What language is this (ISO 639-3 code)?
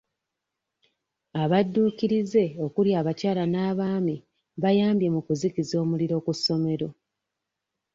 lug